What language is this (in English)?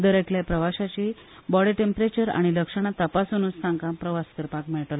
Konkani